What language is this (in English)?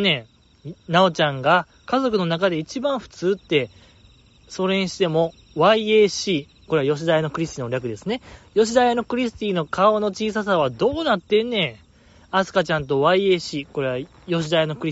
Japanese